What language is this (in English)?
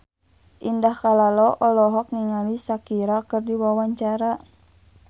Sundanese